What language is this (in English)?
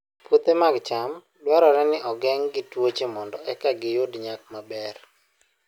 Luo (Kenya and Tanzania)